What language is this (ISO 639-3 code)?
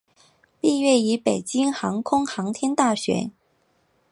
zho